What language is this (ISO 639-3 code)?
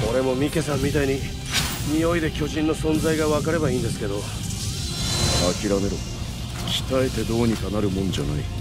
jpn